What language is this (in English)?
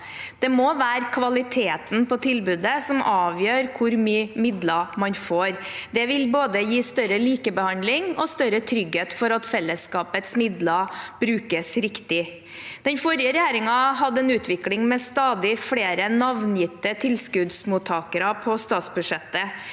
Norwegian